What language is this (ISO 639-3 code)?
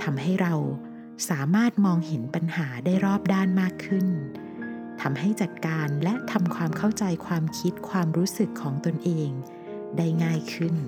tha